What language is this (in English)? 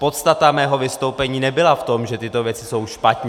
Czech